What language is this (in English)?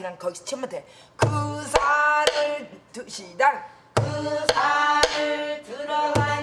Korean